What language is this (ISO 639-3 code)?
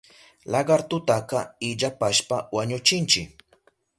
qup